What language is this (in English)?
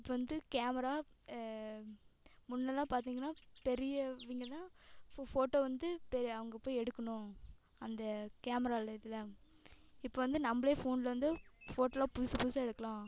Tamil